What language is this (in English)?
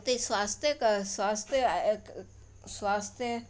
Sindhi